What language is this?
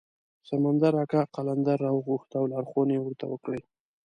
Pashto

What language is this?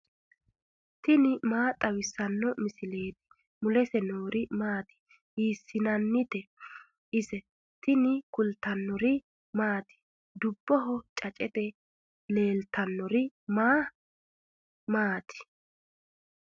Sidamo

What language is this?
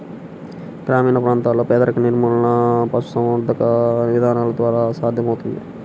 Telugu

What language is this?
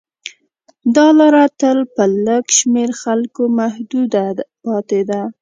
Pashto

